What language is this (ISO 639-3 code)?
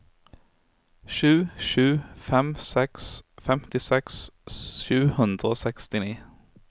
nor